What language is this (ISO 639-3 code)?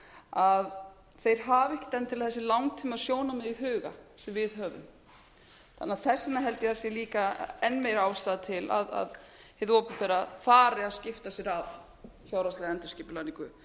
isl